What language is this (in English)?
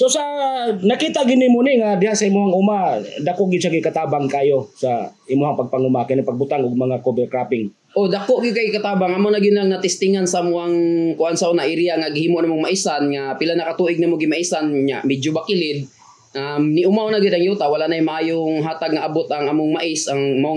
Filipino